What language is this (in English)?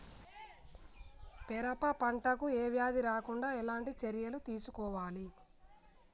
Telugu